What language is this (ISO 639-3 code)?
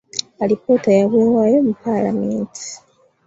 lug